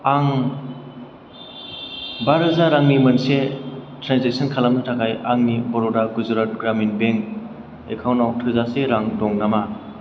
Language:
Bodo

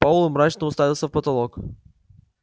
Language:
Russian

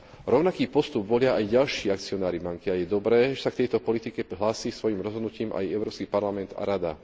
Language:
Slovak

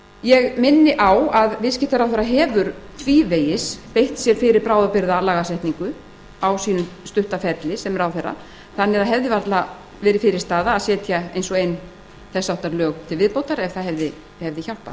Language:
Icelandic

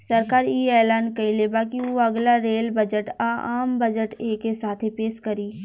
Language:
Bhojpuri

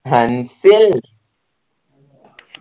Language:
Malayalam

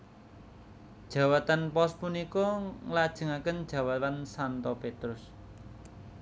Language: Javanese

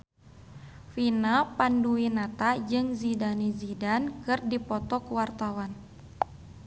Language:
Sundanese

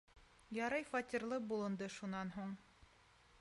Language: Bashkir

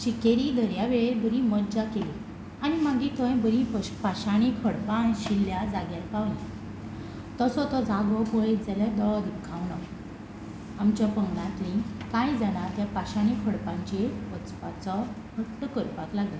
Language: Konkani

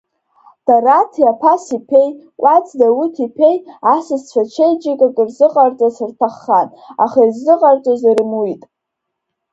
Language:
Abkhazian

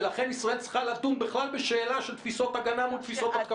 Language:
Hebrew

